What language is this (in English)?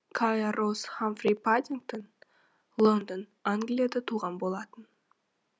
Kazakh